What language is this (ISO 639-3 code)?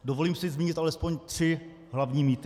ces